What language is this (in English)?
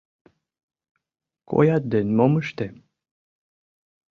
Mari